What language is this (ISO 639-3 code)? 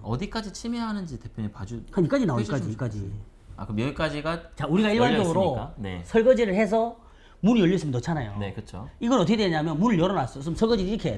kor